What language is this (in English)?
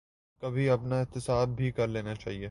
Urdu